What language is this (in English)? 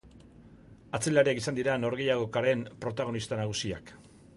Basque